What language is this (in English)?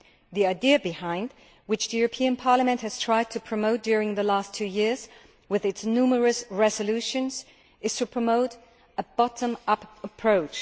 English